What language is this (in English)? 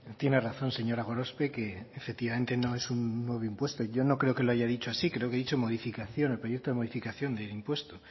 Spanish